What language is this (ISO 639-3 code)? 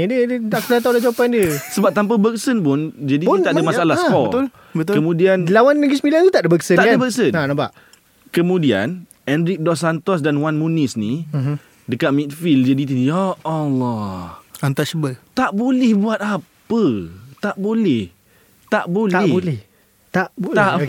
msa